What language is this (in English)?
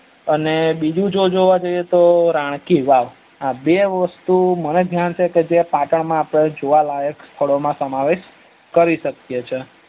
Gujarati